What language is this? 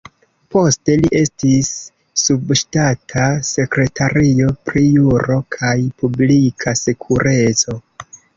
Esperanto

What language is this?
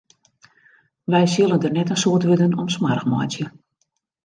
Western Frisian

